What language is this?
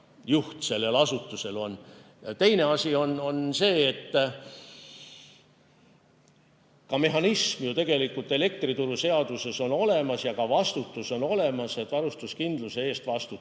Estonian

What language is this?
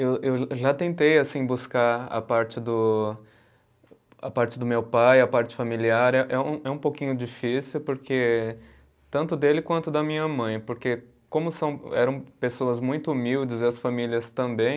Portuguese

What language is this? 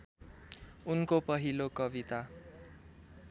Nepali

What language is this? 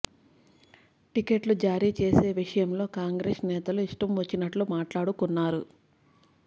Telugu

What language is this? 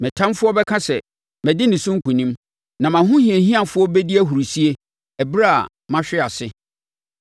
Akan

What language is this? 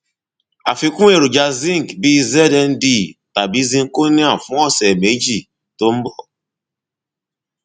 Yoruba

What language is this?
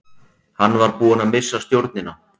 Icelandic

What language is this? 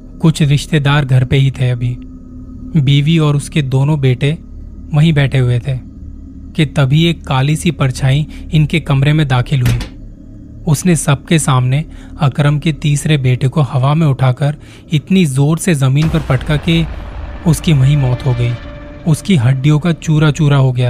Hindi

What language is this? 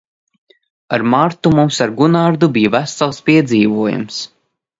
Latvian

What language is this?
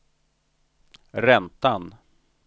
Swedish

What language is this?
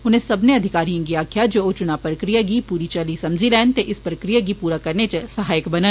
Dogri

